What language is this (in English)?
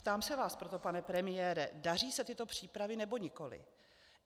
Czech